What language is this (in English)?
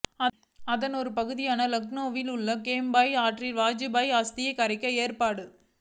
Tamil